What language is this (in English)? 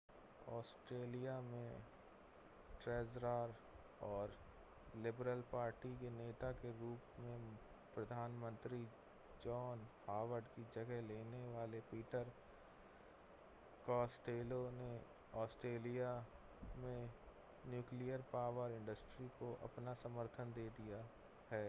Hindi